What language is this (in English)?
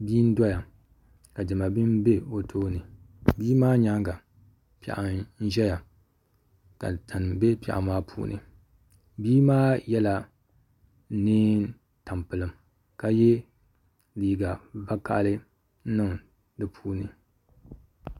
Dagbani